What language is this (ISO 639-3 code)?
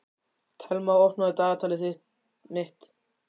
isl